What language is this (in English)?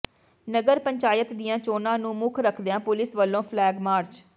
Punjabi